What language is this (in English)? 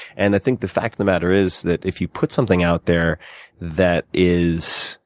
English